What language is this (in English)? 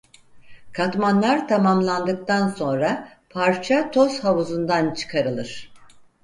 Turkish